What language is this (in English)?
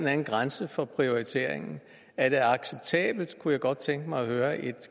Danish